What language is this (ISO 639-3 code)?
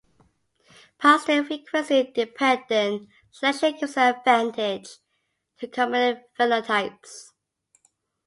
eng